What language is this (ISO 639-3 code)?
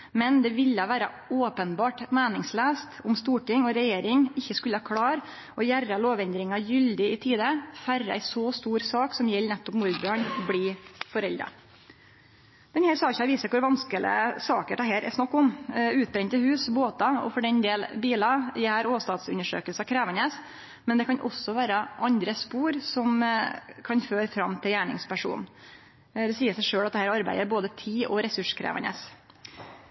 nno